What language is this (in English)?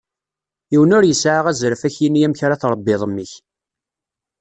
Kabyle